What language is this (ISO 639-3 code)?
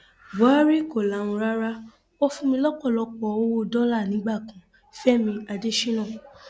yor